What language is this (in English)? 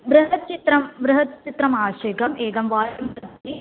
Sanskrit